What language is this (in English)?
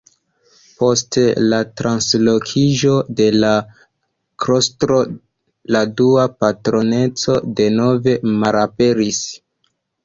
Esperanto